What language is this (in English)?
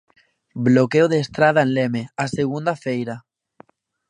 Galician